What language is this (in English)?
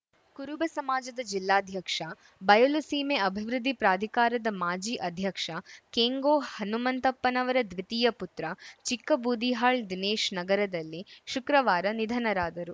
Kannada